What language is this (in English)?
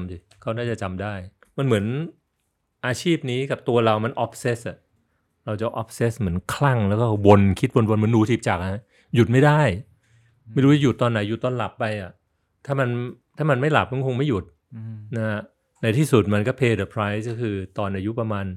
Thai